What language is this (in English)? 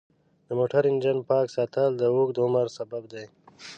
Pashto